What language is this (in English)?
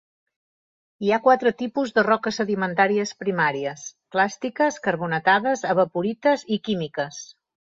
Catalan